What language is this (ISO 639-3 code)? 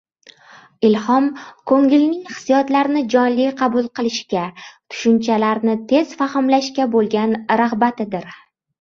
uzb